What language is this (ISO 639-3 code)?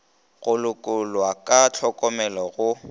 nso